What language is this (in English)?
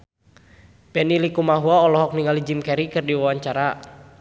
Sundanese